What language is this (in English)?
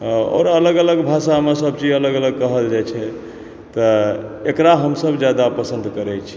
Maithili